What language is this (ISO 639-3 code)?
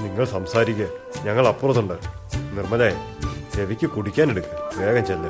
mal